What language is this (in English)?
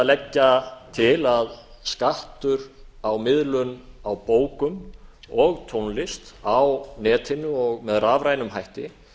Icelandic